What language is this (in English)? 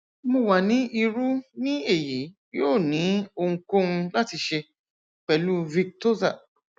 Yoruba